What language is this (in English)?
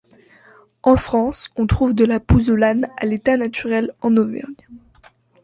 French